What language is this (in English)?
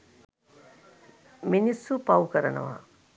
Sinhala